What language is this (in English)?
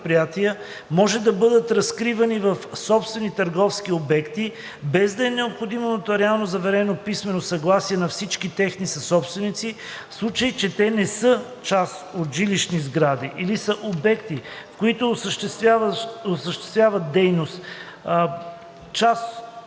Bulgarian